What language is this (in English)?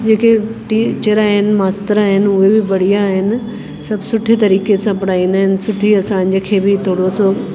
Sindhi